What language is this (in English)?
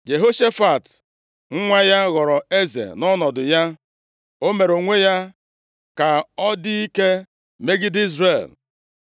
Igbo